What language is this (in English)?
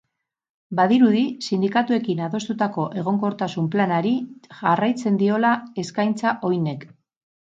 Basque